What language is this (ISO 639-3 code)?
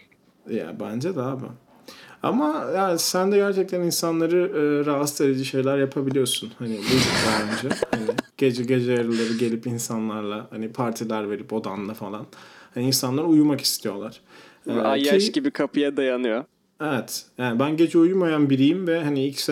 tur